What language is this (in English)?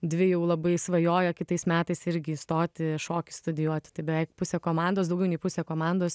Lithuanian